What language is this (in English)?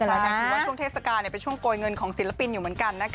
Thai